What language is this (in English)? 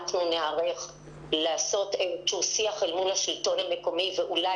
Hebrew